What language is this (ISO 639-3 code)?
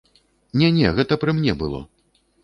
bel